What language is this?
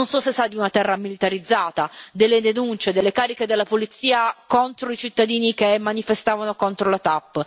Italian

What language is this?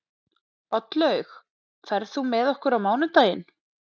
Icelandic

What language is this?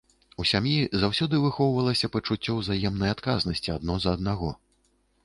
Belarusian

